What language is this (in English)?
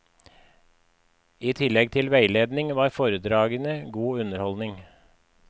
Norwegian